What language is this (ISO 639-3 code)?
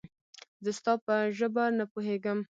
pus